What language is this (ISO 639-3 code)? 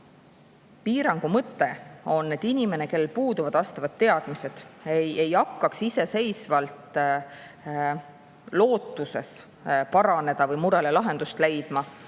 est